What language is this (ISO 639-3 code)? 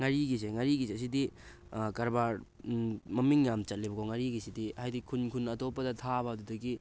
mni